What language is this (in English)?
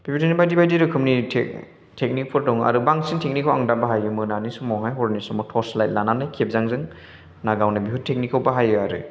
Bodo